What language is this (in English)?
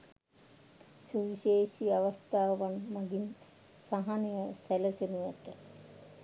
Sinhala